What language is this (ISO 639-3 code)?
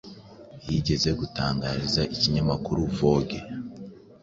kin